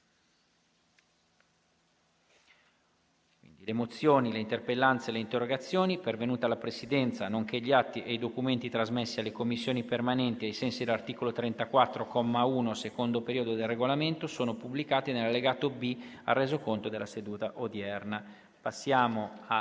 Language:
Italian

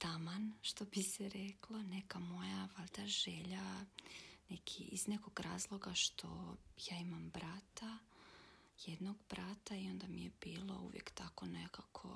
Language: Croatian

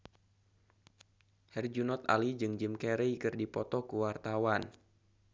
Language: Sundanese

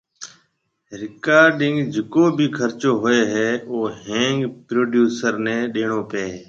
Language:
Marwari (Pakistan)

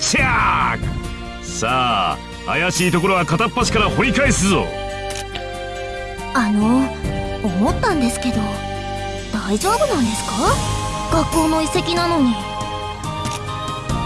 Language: Indonesian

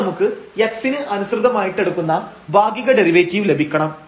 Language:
Malayalam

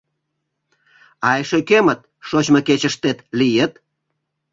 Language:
Mari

